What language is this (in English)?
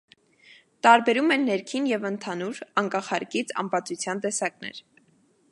Armenian